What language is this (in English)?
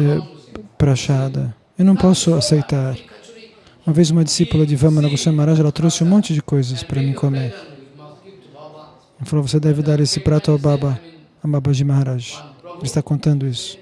Portuguese